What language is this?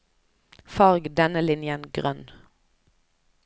Norwegian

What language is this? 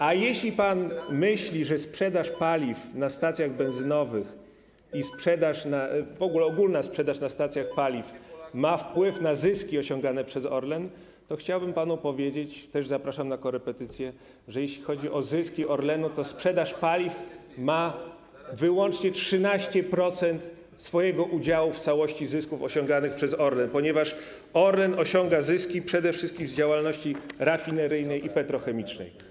Polish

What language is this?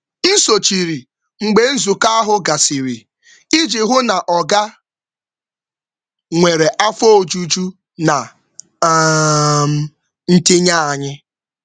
Igbo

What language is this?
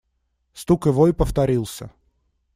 Russian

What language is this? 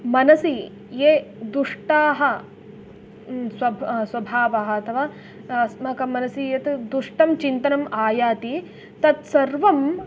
Sanskrit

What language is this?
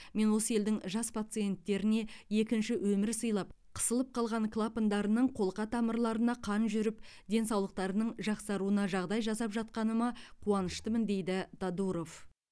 Kazakh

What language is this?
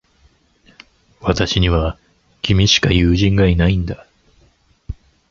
Japanese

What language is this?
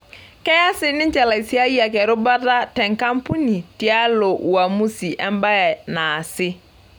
Masai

